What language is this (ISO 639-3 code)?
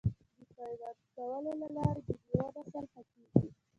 pus